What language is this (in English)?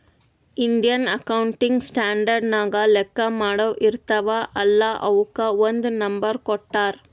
Kannada